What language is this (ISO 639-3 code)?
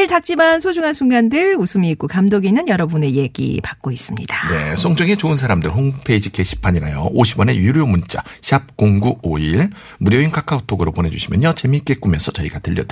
kor